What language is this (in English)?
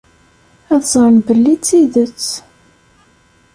Kabyle